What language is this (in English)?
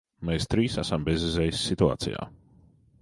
Latvian